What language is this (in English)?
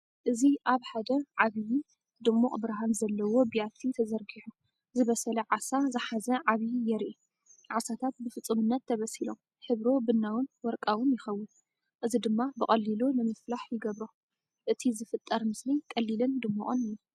Tigrinya